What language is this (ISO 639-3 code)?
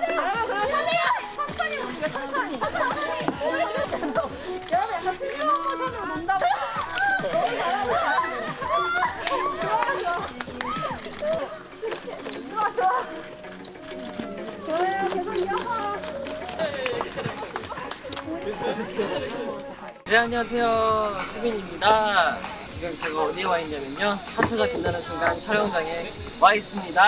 kor